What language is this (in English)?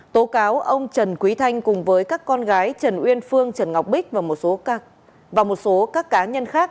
Vietnamese